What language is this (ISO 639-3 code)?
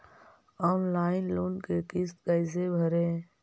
mag